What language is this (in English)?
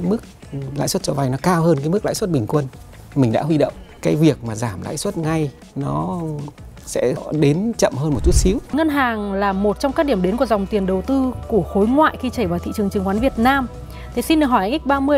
Vietnamese